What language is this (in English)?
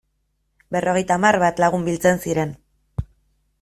Basque